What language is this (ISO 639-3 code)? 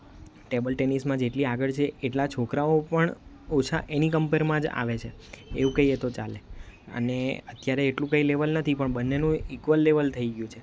guj